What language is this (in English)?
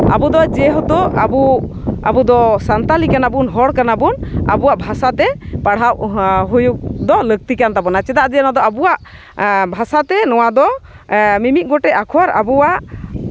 Santali